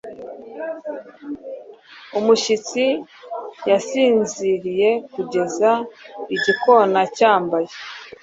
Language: Kinyarwanda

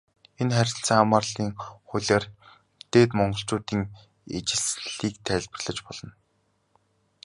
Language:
Mongolian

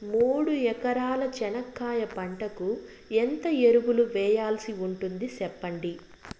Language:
Telugu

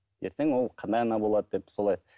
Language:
Kazakh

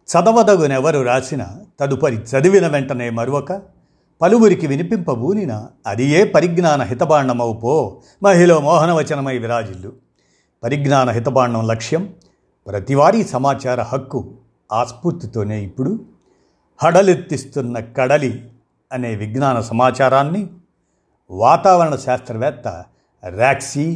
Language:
Telugu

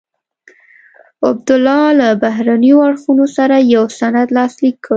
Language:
Pashto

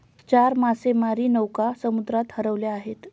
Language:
Marathi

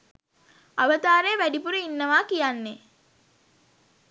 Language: Sinhala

